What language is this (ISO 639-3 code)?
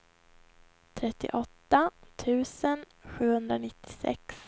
swe